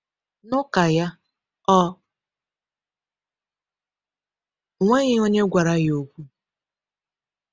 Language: Igbo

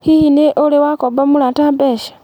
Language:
Kikuyu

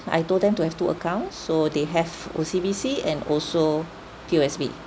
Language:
English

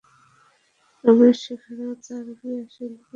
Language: Bangla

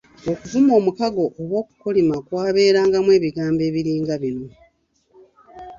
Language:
Ganda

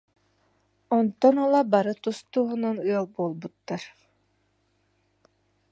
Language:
Yakut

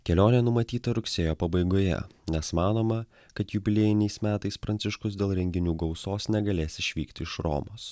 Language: Lithuanian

